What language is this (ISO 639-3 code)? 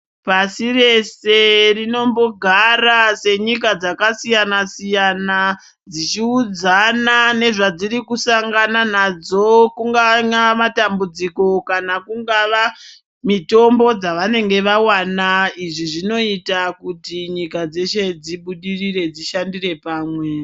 ndc